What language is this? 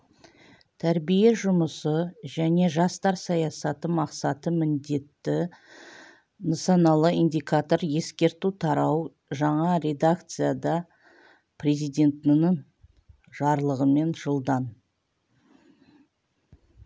Kazakh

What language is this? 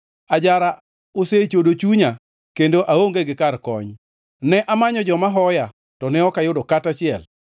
Luo (Kenya and Tanzania)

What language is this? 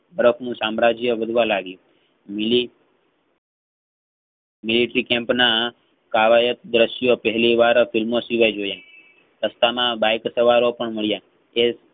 Gujarati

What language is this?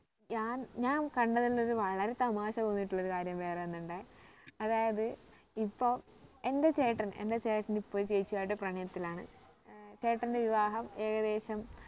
Malayalam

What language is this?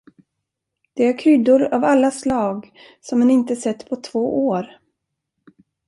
Swedish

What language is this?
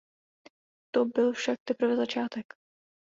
Czech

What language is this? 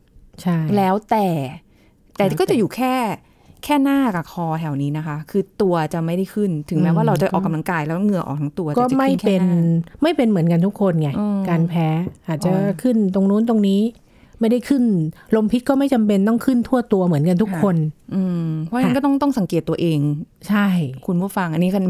Thai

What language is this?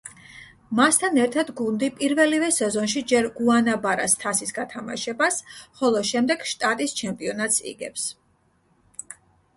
Georgian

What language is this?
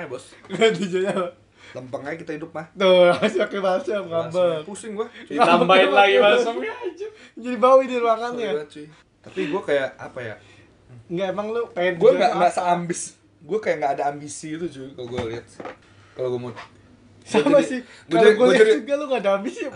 Indonesian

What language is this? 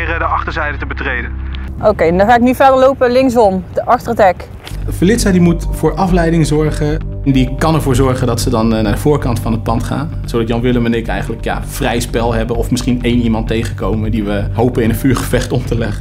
Dutch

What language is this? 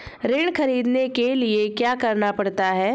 Hindi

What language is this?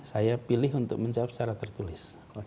Indonesian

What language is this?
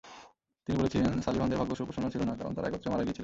Bangla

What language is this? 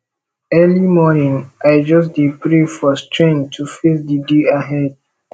Nigerian Pidgin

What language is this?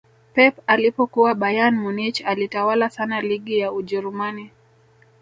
Swahili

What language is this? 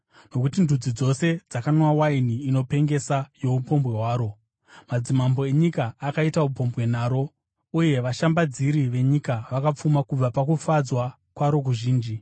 Shona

